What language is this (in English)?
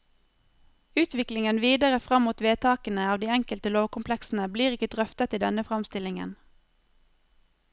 Norwegian